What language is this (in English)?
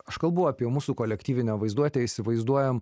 Lithuanian